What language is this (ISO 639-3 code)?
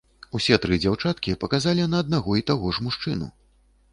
bel